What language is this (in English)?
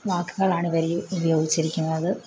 Malayalam